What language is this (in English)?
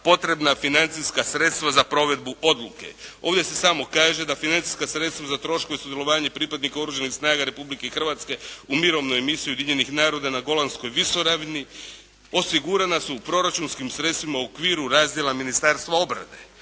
Croatian